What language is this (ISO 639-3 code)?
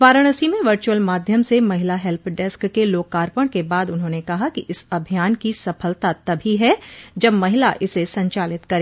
hin